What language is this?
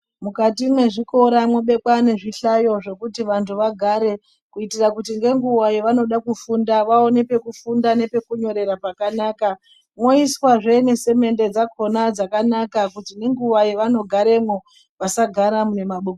Ndau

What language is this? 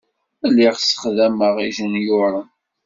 Kabyle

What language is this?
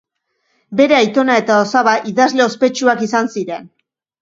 Basque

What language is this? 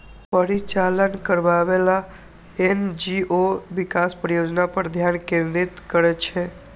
Maithili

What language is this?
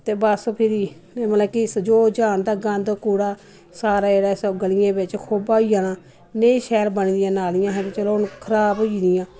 Dogri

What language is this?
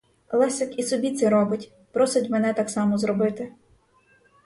Ukrainian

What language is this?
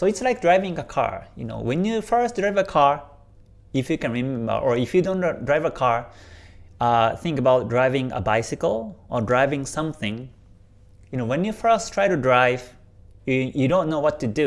English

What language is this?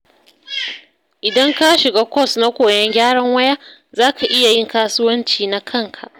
Hausa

